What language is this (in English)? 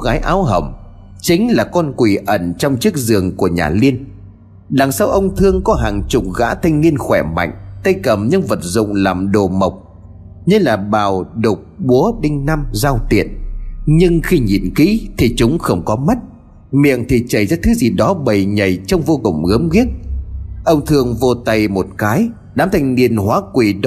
Vietnamese